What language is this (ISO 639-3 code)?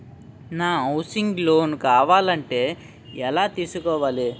tel